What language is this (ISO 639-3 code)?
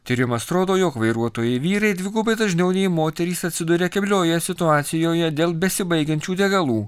lit